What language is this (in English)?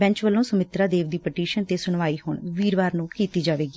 Punjabi